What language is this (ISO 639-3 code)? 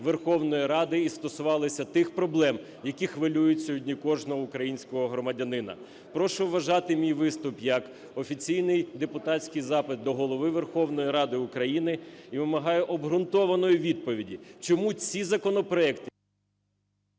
ukr